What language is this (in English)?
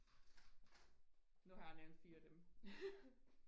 Danish